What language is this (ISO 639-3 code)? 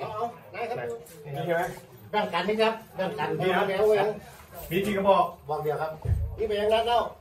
tha